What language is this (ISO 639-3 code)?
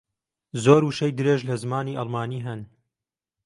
ckb